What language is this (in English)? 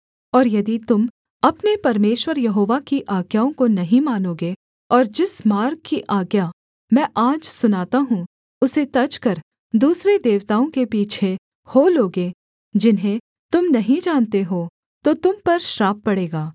Hindi